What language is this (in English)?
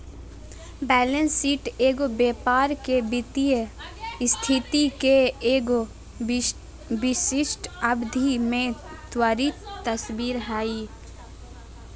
Magahi